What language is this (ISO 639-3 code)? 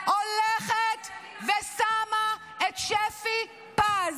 heb